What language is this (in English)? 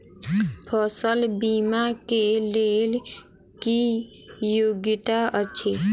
Maithili